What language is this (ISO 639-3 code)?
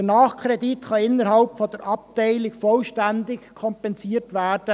gsw